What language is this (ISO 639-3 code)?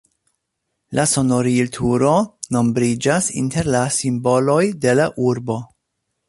epo